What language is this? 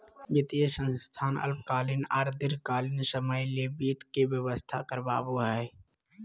Magahi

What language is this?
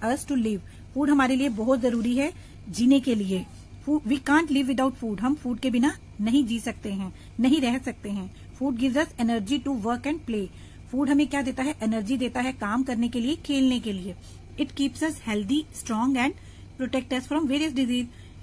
Hindi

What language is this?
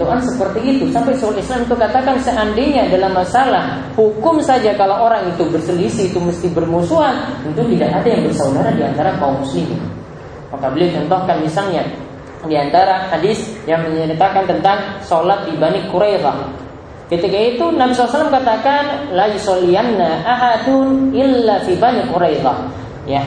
Indonesian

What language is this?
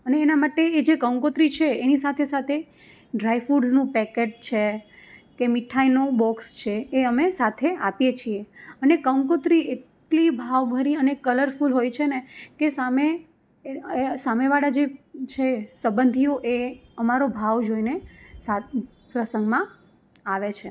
Gujarati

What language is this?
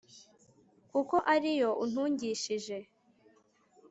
Kinyarwanda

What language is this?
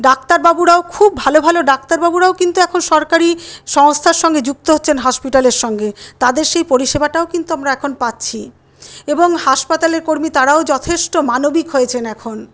Bangla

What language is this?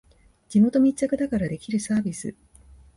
Japanese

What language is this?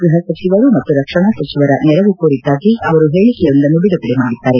Kannada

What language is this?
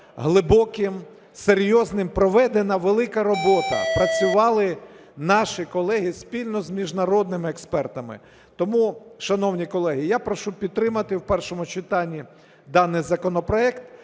Ukrainian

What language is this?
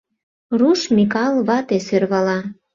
Mari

